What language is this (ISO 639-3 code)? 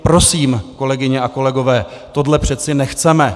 ces